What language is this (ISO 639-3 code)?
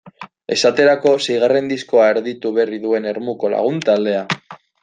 eus